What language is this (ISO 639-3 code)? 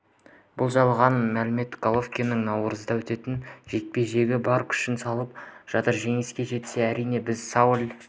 kaz